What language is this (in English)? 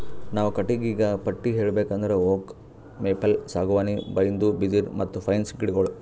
Kannada